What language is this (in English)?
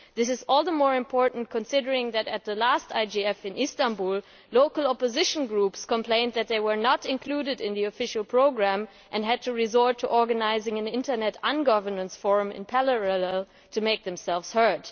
English